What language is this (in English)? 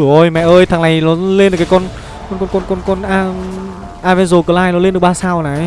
Vietnamese